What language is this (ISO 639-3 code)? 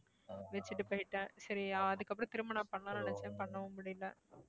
tam